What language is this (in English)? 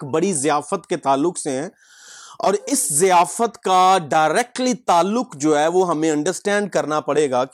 Urdu